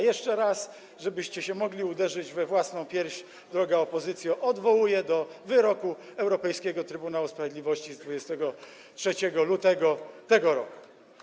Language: Polish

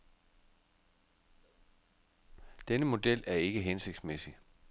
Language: Danish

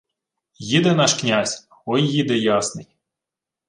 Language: Ukrainian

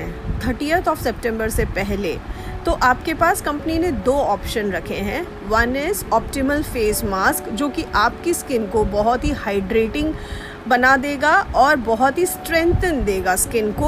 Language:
Hindi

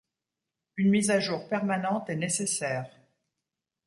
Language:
French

